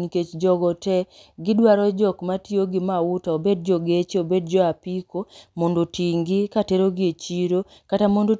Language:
Luo (Kenya and Tanzania)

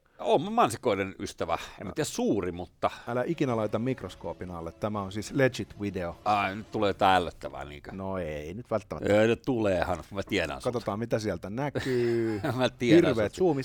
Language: Finnish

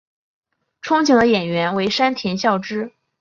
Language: Chinese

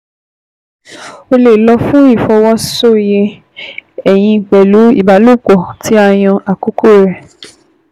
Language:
Yoruba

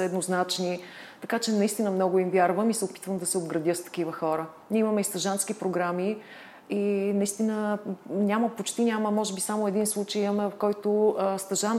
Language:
Bulgarian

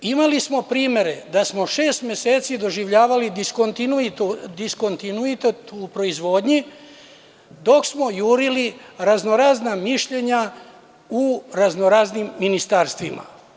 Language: Serbian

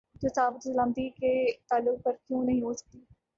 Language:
Urdu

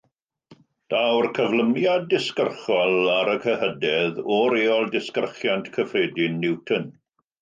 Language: Welsh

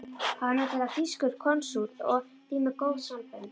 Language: Icelandic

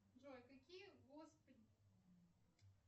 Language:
Russian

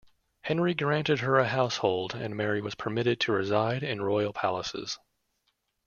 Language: English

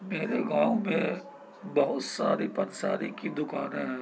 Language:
Urdu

